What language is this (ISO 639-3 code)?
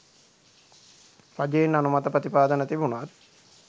sin